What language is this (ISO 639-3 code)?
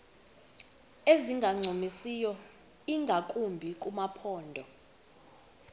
xho